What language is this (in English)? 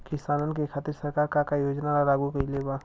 Bhojpuri